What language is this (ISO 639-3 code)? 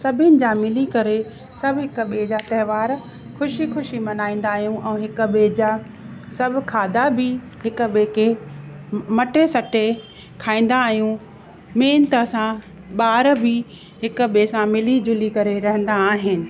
snd